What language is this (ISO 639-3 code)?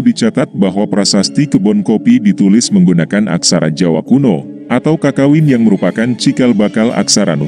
ind